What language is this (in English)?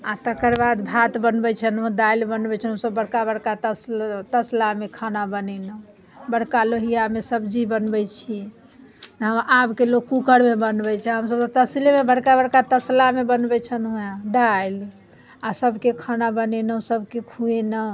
Maithili